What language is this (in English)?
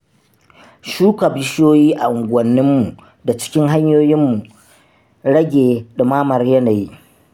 Hausa